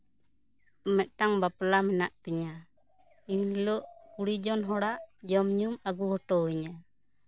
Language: Santali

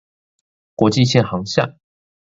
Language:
Chinese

